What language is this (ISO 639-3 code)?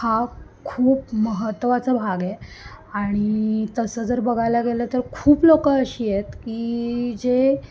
mar